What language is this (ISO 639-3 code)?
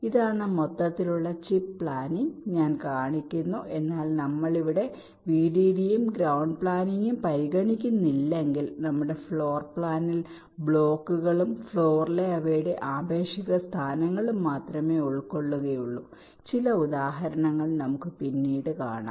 mal